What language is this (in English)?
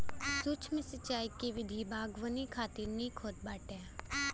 Bhojpuri